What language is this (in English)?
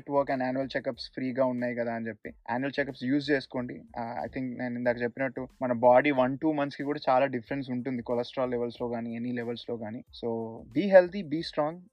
Telugu